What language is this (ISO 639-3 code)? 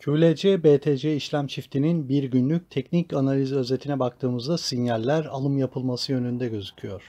tur